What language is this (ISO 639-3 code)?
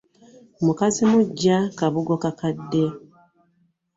lug